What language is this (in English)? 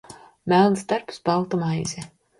Latvian